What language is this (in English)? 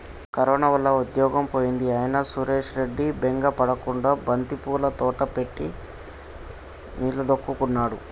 Telugu